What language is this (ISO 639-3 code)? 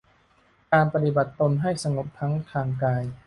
tha